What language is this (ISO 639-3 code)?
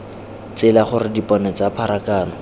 tsn